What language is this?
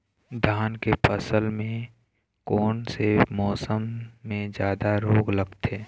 Chhattisgarhi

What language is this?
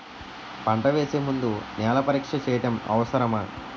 Telugu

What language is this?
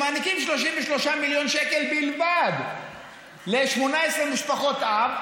Hebrew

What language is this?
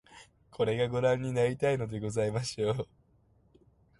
Japanese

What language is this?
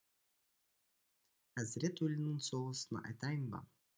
Kazakh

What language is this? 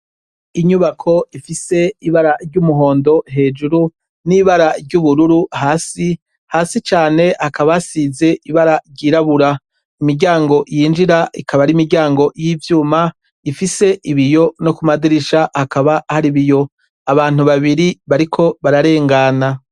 Rundi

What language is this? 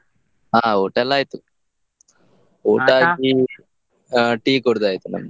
Kannada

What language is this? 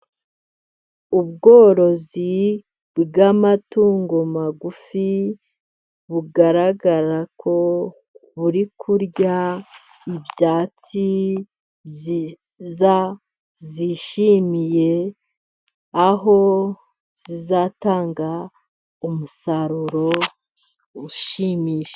Kinyarwanda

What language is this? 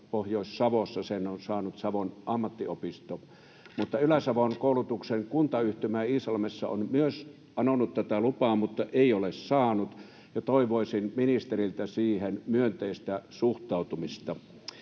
Finnish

